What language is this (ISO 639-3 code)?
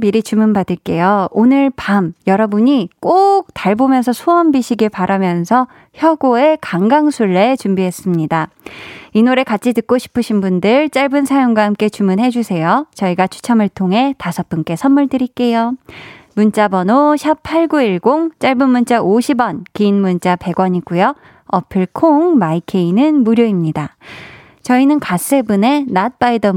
kor